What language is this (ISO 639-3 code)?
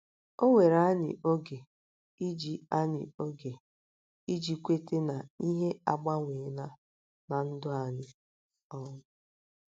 ibo